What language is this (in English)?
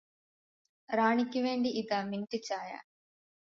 Malayalam